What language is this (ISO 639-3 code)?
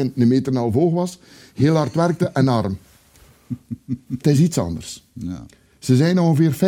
nld